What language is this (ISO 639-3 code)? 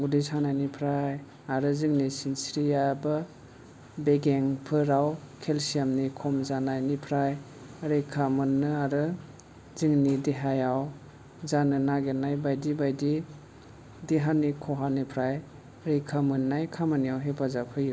brx